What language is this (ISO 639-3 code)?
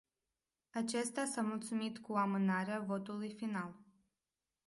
ron